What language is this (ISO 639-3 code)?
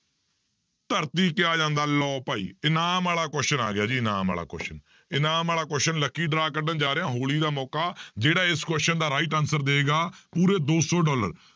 pan